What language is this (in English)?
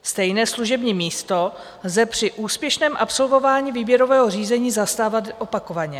Czech